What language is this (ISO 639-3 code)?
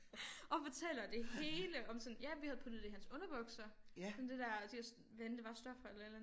dan